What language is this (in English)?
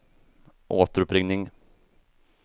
Swedish